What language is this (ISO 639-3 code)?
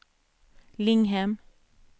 swe